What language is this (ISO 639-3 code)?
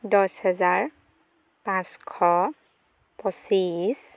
asm